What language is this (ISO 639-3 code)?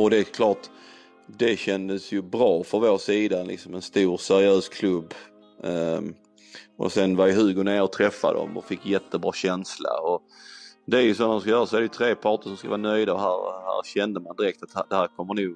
swe